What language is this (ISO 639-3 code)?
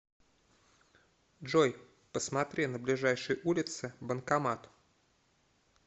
rus